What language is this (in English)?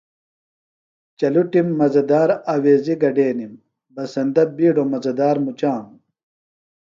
Phalura